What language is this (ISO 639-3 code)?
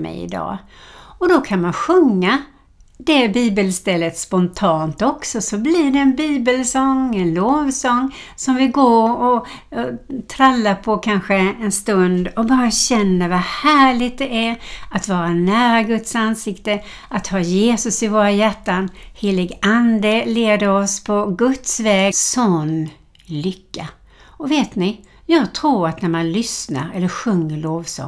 swe